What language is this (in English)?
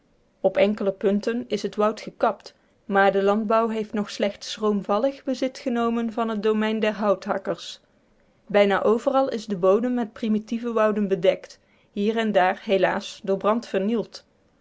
Dutch